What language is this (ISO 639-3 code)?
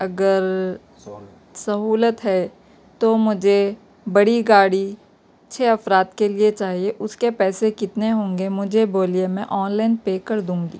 urd